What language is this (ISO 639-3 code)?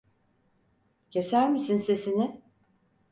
tur